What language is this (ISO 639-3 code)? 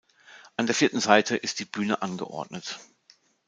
deu